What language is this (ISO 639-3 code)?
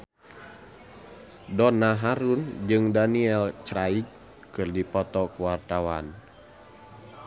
sun